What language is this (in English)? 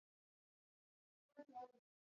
Swahili